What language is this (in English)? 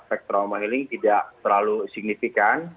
Indonesian